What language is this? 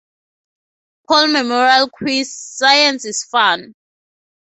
English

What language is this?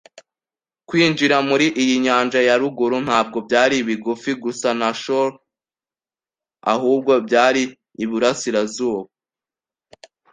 Kinyarwanda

